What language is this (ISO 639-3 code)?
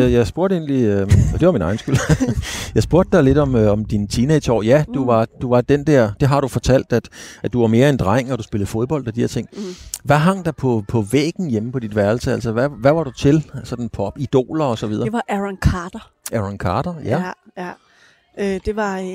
dan